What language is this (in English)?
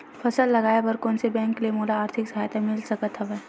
Chhattisgarhi